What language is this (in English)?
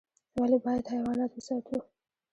Pashto